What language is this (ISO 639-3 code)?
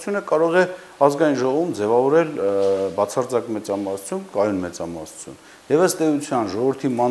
ron